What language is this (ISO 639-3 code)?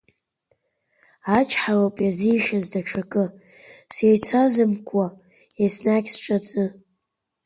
abk